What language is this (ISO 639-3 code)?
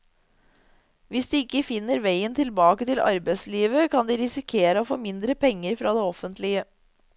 nor